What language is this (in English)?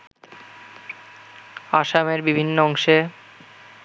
Bangla